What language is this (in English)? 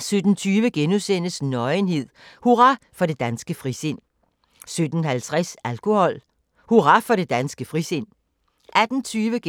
Danish